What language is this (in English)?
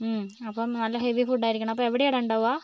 Malayalam